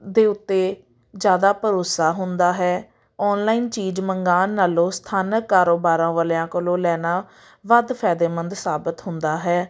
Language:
Punjabi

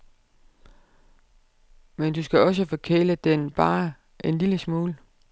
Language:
Danish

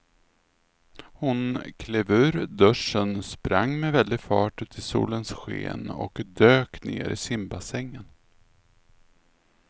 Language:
Swedish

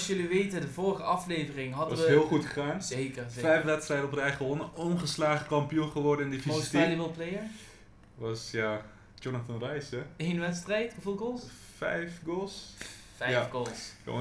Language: Dutch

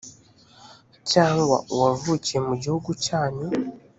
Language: Kinyarwanda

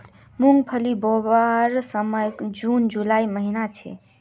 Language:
Magahi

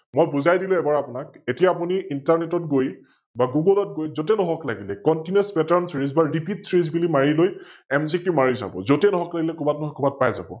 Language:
Assamese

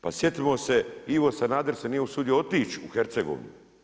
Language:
Croatian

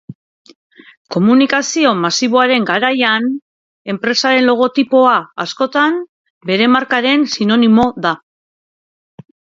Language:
Basque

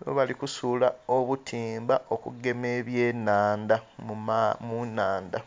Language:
Soga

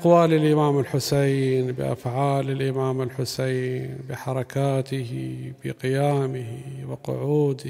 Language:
Arabic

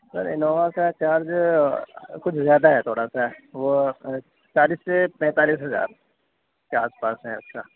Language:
Urdu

